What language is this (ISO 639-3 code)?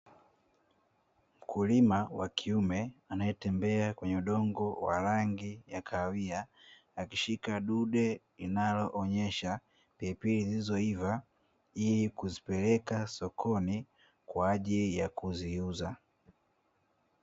swa